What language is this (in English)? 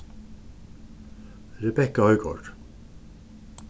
Faroese